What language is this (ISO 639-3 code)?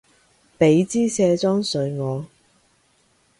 yue